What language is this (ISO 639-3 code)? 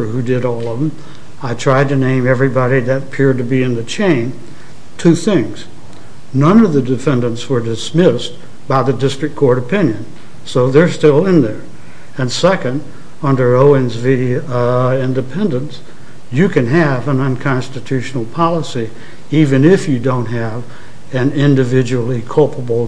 eng